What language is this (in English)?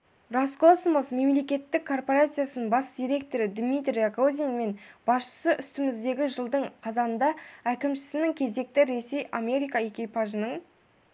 Kazakh